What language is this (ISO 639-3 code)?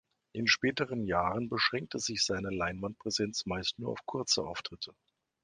deu